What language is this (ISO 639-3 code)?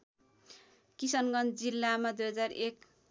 nep